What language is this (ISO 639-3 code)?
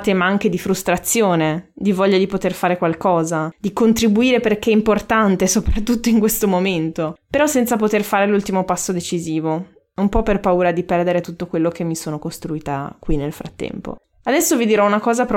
ita